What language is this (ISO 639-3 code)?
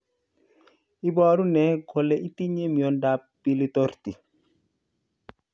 kln